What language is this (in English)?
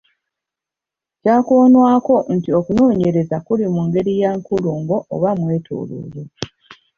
Ganda